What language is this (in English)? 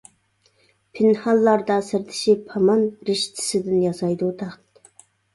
Uyghur